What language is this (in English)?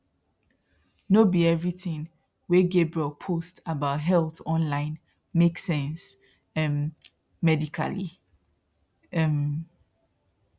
Nigerian Pidgin